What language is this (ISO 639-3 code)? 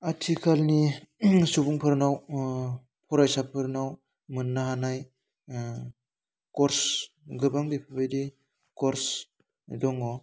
brx